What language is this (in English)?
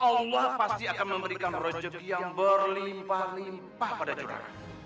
Indonesian